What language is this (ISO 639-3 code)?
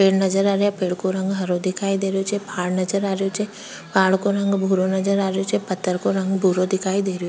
raj